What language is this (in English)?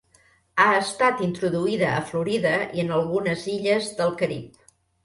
Catalan